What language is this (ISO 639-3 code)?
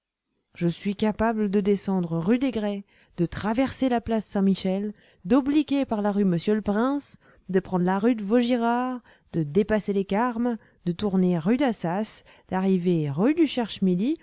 fra